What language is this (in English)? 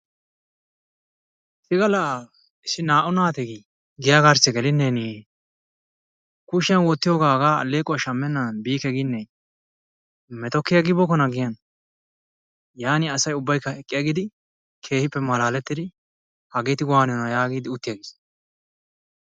Wolaytta